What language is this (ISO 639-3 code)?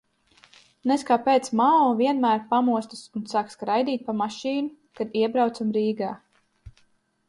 lav